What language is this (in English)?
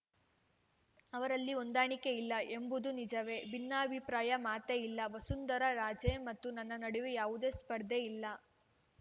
Kannada